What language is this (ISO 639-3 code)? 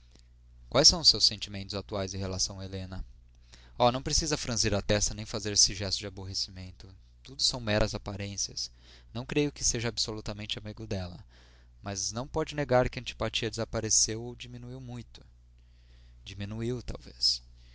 por